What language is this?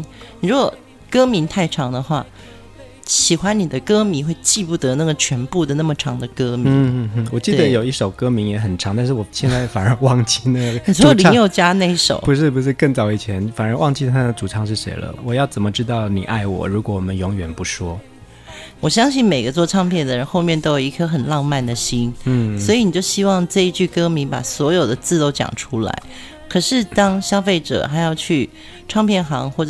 Chinese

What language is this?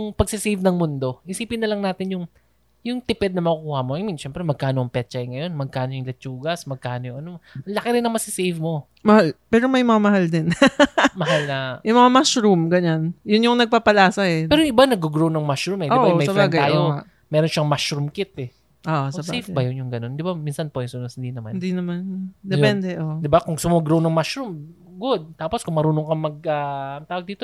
Filipino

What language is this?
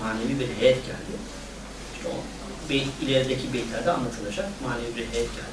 Turkish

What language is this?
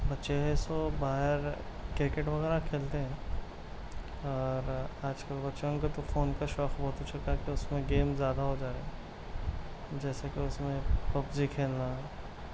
Urdu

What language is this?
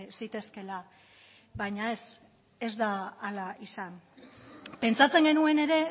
Basque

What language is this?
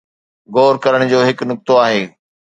Sindhi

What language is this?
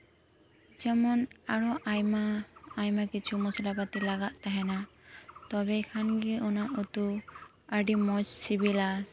Santali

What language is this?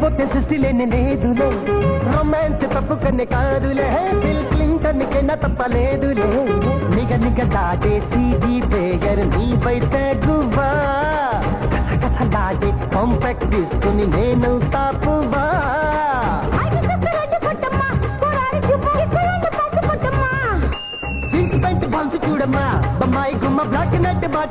Telugu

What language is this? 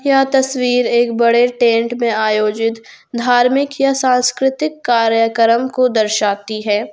Hindi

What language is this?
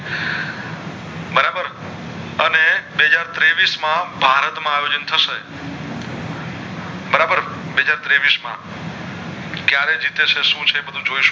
Gujarati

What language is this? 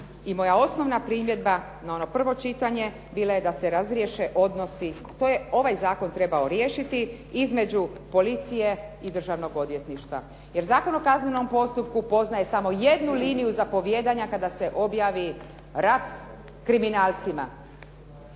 Croatian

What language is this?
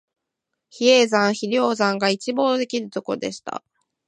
Japanese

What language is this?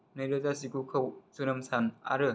Bodo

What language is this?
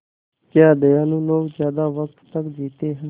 Hindi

